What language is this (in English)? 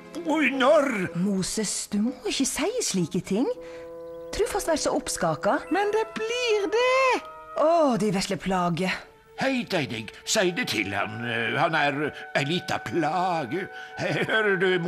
Norwegian